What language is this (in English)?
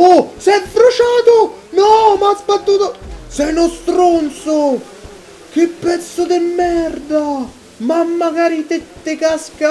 Italian